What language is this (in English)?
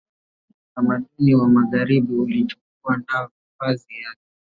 Swahili